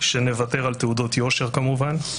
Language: Hebrew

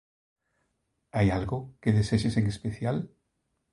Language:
Galician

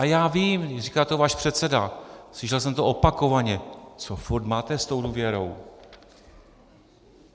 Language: Czech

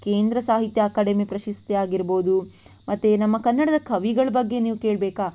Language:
Kannada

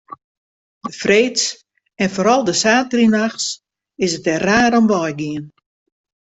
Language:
Western Frisian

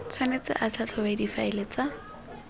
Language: Tswana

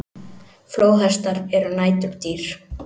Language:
Icelandic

